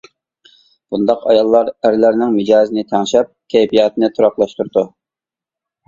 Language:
Uyghur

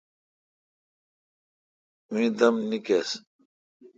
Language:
Kalkoti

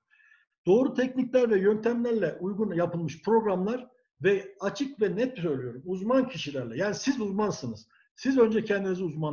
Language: Turkish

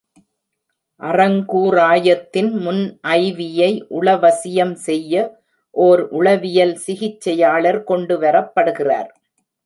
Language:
Tamil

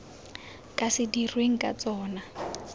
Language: Tswana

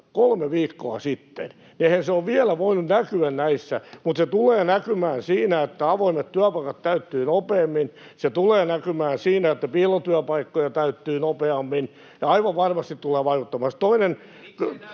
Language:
Finnish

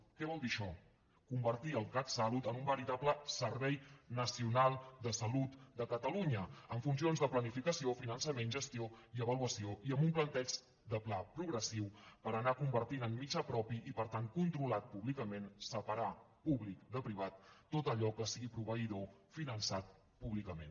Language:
Catalan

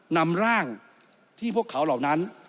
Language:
Thai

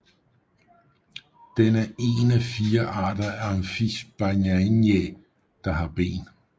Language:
Danish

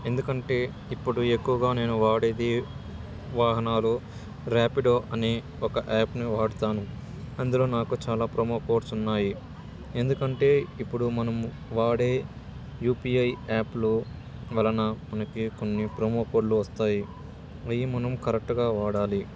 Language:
Telugu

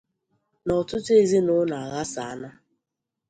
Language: Igbo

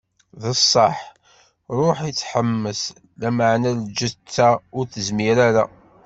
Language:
Kabyle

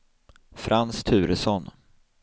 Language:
Swedish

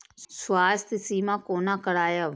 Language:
Maithili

